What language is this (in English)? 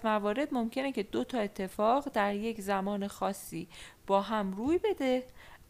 Persian